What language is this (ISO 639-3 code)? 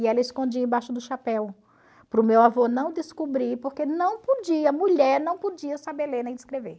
por